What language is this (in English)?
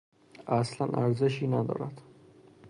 Persian